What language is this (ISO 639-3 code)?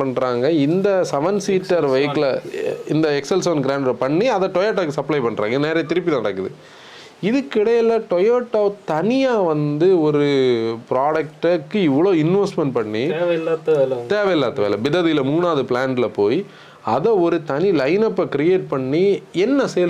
tam